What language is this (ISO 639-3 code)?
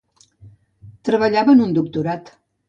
cat